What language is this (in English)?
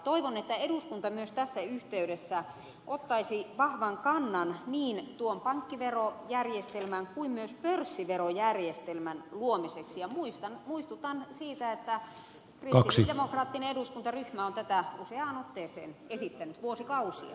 Finnish